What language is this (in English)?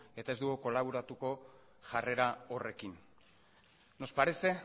Basque